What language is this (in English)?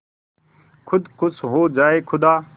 Hindi